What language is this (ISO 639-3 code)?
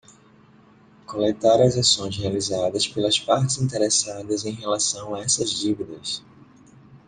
por